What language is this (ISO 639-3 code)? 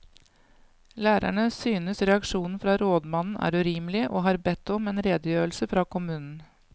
nor